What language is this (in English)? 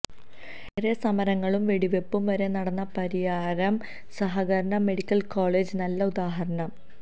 Malayalam